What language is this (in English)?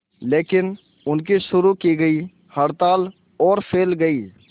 Hindi